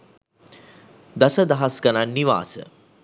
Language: Sinhala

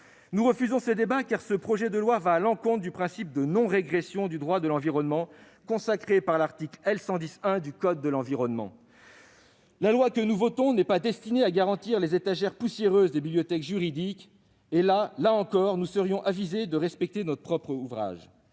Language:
French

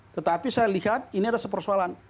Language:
Indonesian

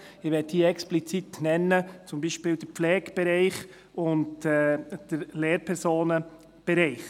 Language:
Swiss German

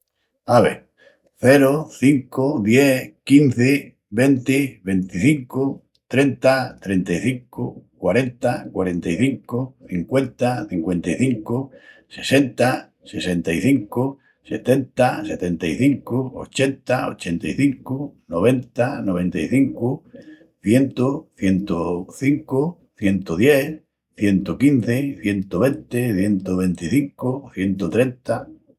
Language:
Extremaduran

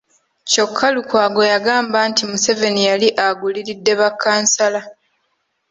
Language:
Ganda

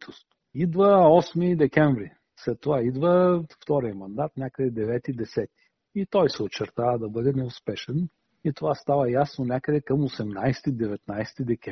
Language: Bulgarian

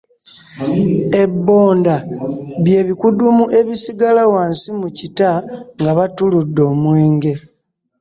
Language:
Ganda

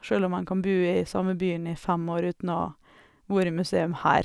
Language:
Norwegian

